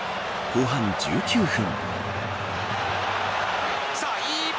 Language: Japanese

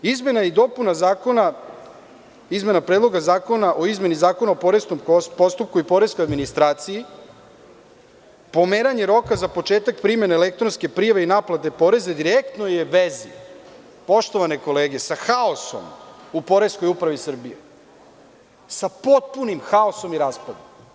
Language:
Serbian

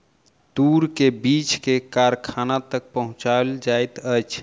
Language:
Maithili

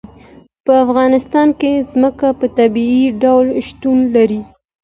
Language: Pashto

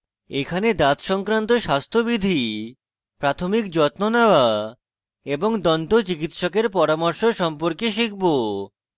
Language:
Bangla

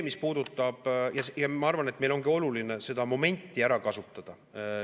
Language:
Estonian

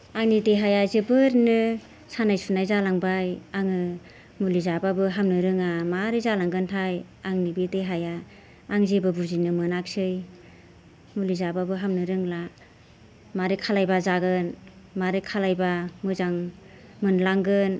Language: Bodo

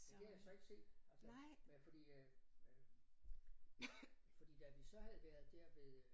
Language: Danish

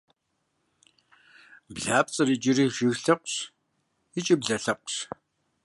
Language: Kabardian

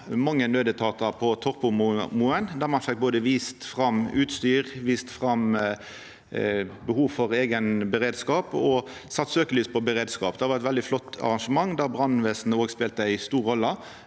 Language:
Norwegian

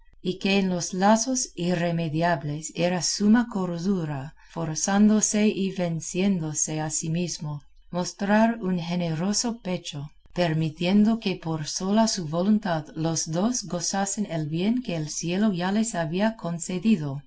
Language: Spanish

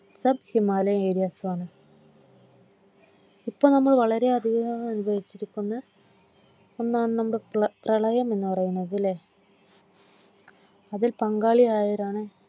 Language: Malayalam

